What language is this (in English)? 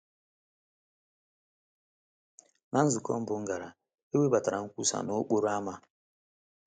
Igbo